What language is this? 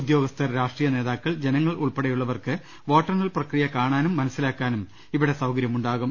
Malayalam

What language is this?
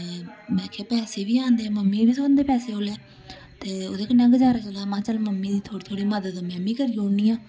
Dogri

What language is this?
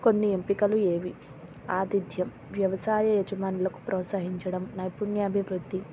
Telugu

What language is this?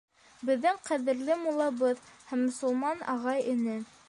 Bashkir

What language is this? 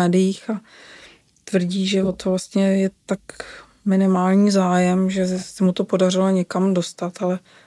Czech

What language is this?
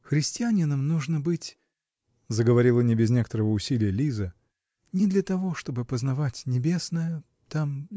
Russian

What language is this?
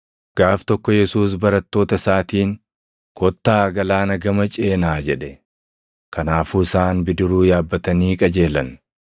Oromo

